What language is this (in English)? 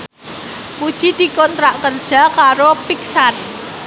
Javanese